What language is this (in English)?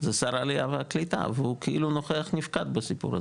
Hebrew